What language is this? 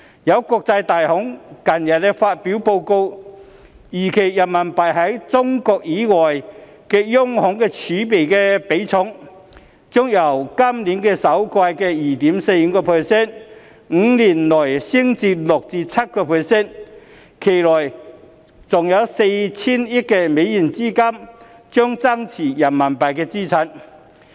Cantonese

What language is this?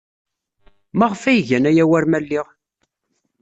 Kabyle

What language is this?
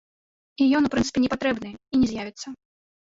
Belarusian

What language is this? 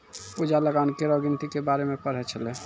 Maithili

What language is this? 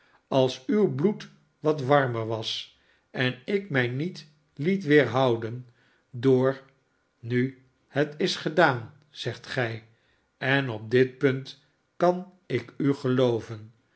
Dutch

